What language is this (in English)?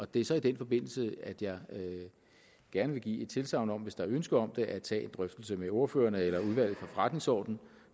Danish